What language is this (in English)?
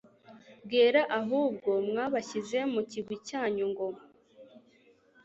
Kinyarwanda